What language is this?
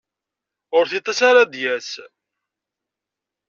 Kabyle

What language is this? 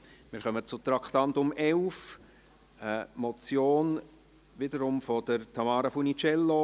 Swiss German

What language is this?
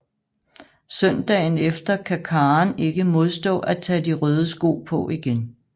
Danish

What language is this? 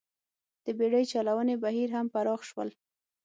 Pashto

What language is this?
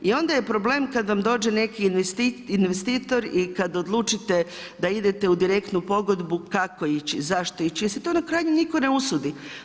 Croatian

